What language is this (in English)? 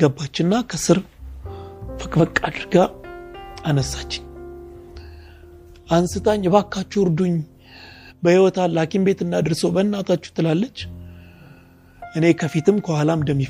Amharic